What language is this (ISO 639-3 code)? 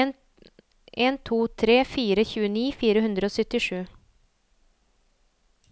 nor